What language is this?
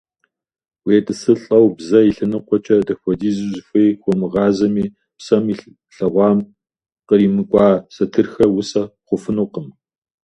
Kabardian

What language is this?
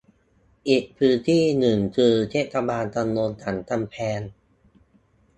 Thai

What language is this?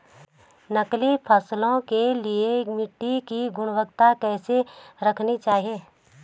Hindi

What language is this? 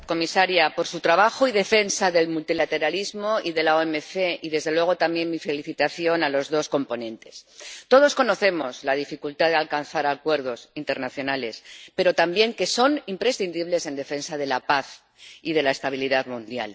Spanish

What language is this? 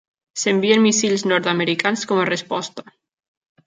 Catalan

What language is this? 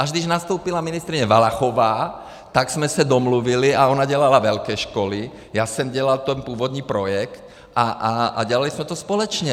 Czech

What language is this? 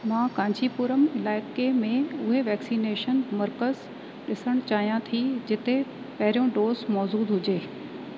Sindhi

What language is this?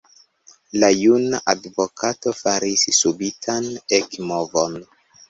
Esperanto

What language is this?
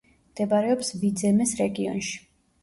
Georgian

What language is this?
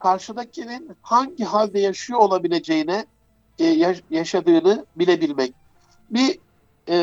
Turkish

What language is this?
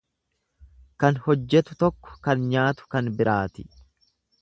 Oromo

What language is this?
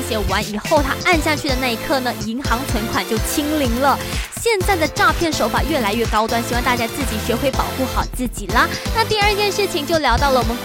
Chinese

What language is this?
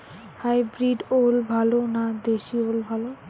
Bangla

